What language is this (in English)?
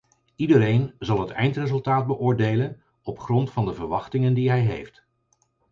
Dutch